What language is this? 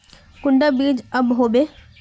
Magahi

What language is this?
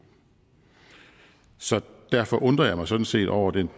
Danish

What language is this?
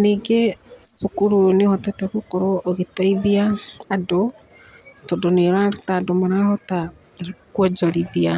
Kikuyu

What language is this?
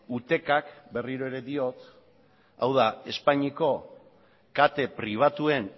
Basque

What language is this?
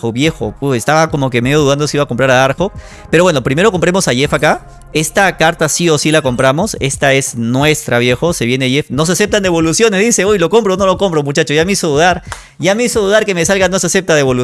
Spanish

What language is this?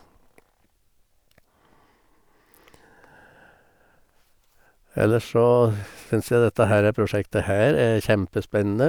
Norwegian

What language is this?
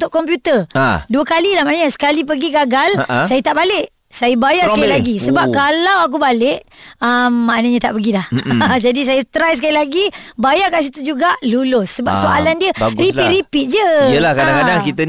Malay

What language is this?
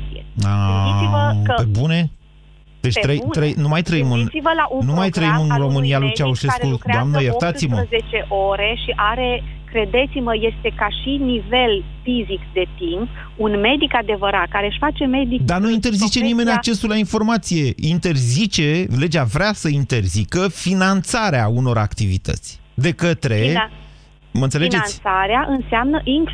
Romanian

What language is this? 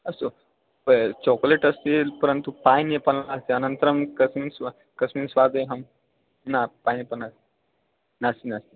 Sanskrit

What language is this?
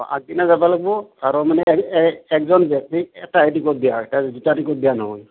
Assamese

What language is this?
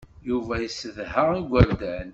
Kabyle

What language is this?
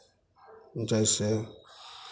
Hindi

